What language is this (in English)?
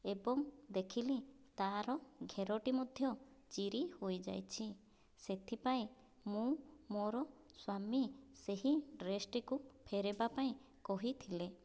Odia